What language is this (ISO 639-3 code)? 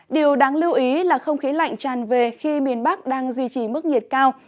vie